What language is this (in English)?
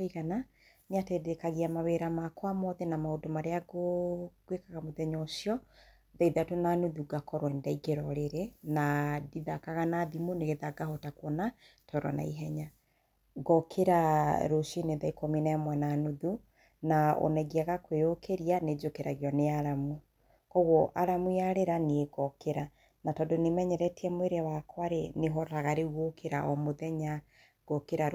Kikuyu